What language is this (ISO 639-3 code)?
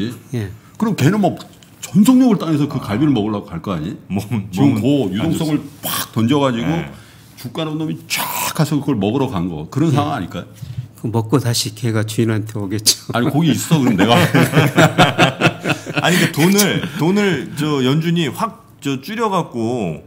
kor